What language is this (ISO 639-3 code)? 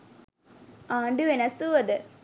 sin